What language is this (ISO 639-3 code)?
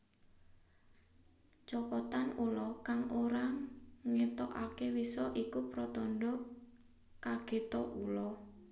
jav